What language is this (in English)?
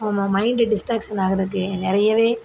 Tamil